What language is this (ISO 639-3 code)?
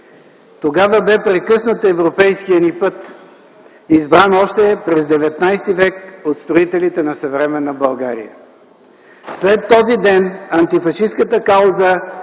bul